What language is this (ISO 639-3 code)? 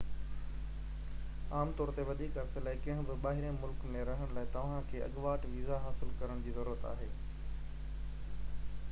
snd